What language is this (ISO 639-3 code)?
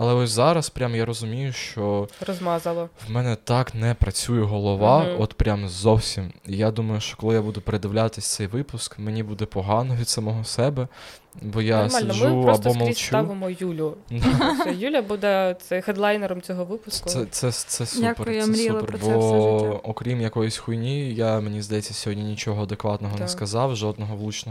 ukr